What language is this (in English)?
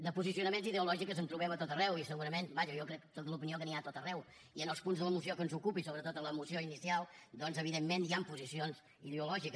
Catalan